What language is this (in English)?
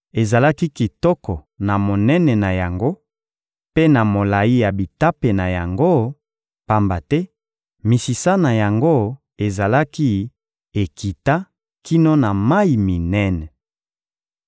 Lingala